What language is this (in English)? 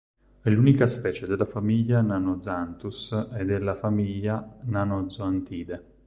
Italian